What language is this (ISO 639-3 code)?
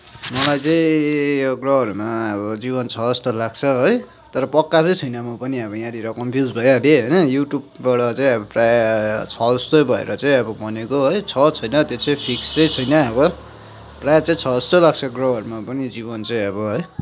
nep